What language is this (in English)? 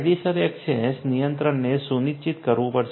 Gujarati